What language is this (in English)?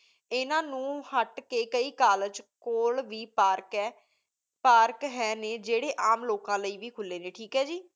Punjabi